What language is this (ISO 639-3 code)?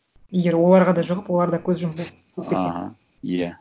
kaz